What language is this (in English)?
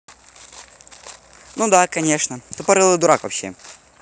Russian